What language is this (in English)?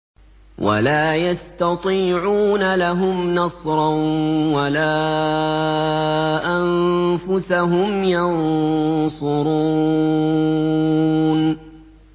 Arabic